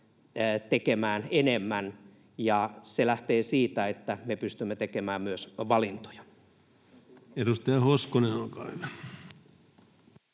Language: Finnish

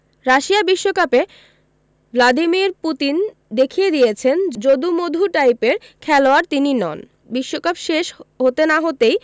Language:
Bangla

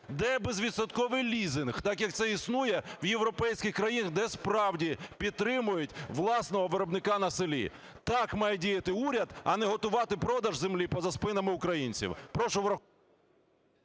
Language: Ukrainian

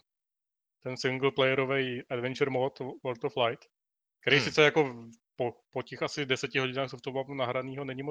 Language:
Czech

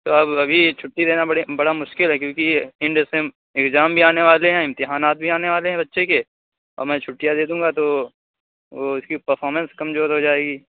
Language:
Urdu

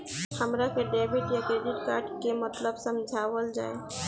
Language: Bhojpuri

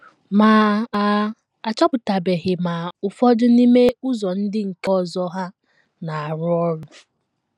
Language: Igbo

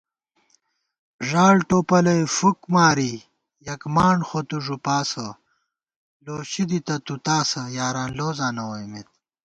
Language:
Gawar-Bati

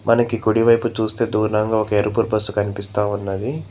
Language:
Telugu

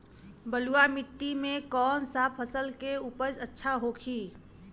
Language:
Bhojpuri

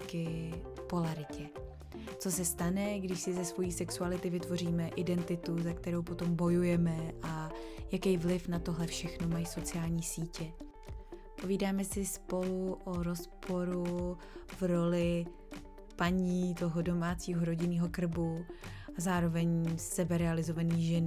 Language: Czech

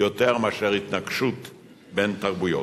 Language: Hebrew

